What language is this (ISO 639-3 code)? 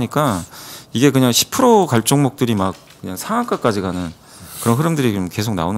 kor